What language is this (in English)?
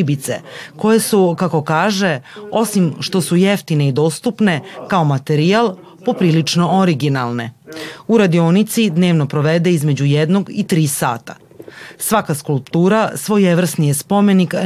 Croatian